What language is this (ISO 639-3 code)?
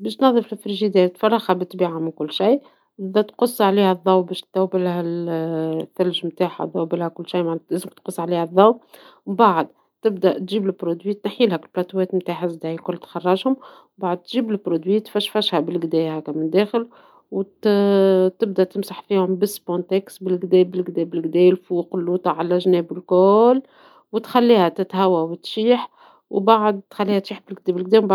aeb